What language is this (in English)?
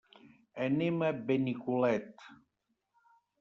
Catalan